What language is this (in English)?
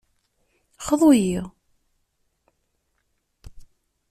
Kabyle